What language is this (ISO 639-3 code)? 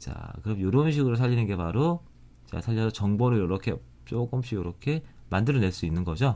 kor